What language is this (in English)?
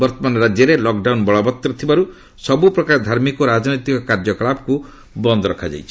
Odia